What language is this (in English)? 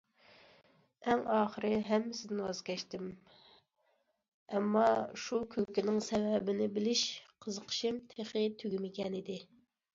Uyghur